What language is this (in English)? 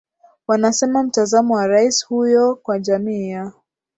Swahili